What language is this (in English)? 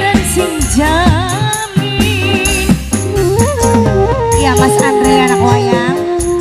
Indonesian